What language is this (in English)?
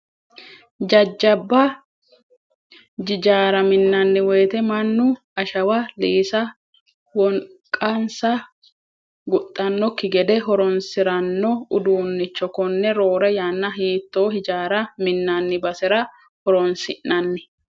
Sidamo